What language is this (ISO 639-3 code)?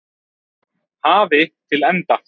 isl